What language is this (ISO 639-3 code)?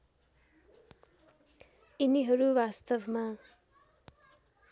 nep